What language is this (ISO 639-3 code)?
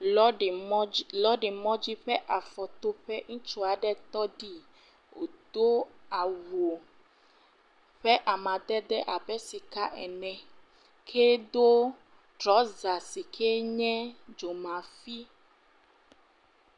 ewe